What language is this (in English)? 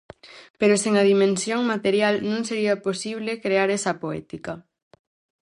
Galician